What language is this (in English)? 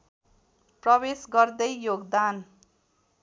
Nepali